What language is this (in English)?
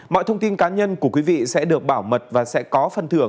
Vietnamese